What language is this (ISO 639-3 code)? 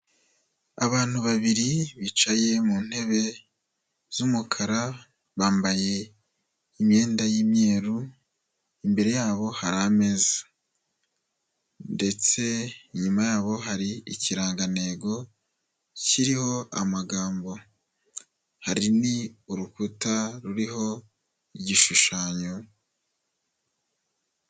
kin